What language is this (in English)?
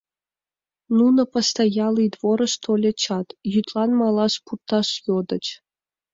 Mari